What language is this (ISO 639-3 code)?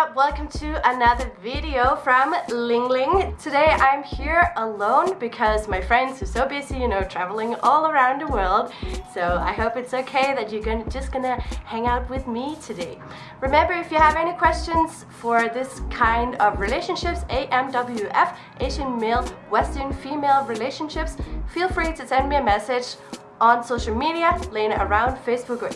eng